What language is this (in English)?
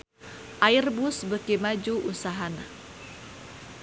Sundanese